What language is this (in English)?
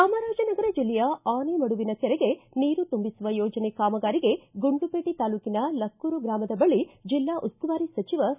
Kannada